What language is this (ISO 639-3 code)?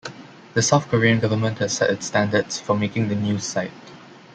eng